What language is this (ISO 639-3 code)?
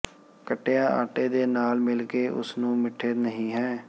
pan